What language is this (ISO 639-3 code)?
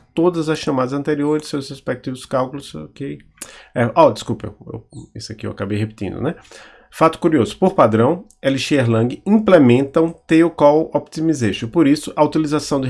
por